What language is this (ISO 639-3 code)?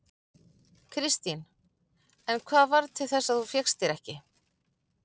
isl